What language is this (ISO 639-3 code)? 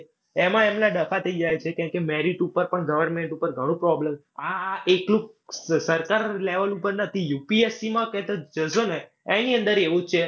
guj